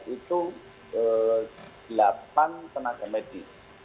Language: Indonesian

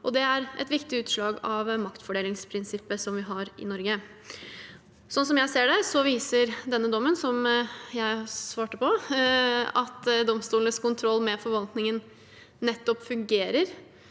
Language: Norwegian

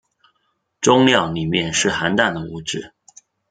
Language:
Chinese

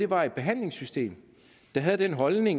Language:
Danish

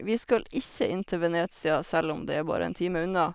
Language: Norwegian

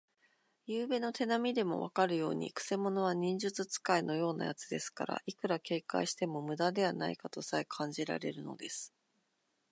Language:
Japanese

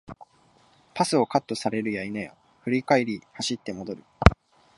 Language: Japanese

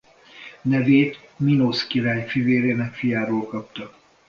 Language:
Hungarian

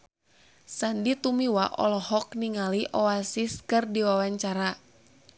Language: Sundanese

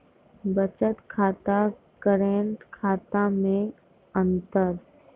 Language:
Maithili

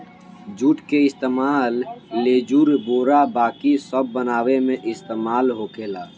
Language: Bhojpuri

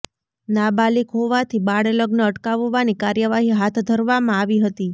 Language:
Gujarati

